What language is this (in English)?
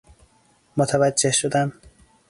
Persian